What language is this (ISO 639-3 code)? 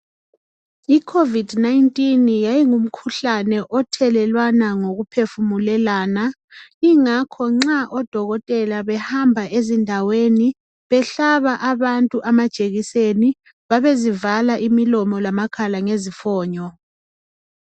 nde